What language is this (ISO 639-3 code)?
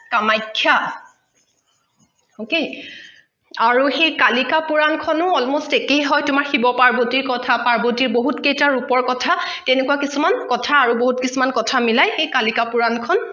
asm